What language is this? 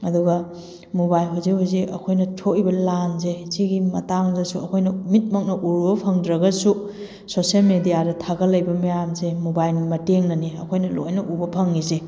Manipuri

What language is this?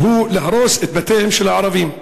Hebrew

